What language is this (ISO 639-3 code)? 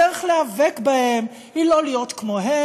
heb